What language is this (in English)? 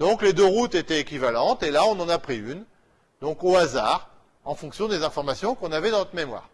French